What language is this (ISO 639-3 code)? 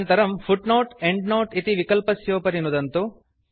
san